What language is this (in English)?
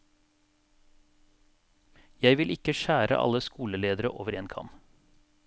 Norwegian